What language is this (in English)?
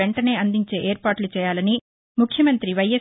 Telugu